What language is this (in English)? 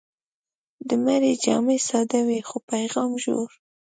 Pashto